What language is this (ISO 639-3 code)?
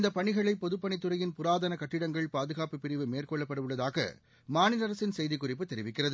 tam